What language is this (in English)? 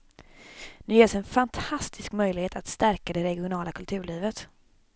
Swedish